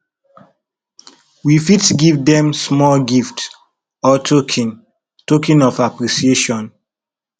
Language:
Nigerian Pidgin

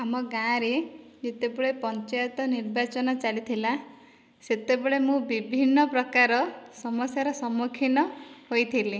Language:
Odia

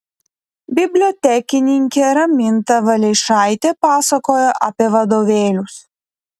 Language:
Lithuanian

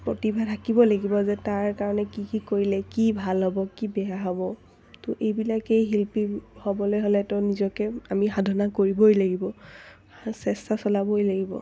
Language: Assamese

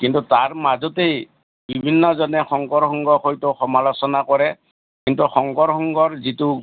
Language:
Assamese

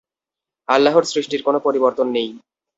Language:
Bangla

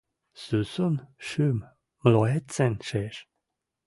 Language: Western Mari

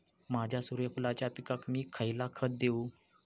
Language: Marathi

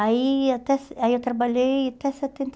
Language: Portuguese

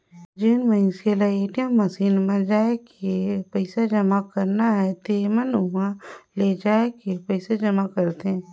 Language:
Chhattisgarhi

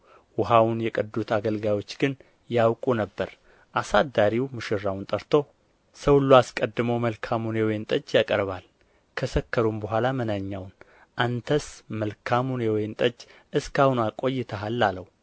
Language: Amharic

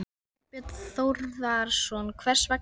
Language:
Icelandic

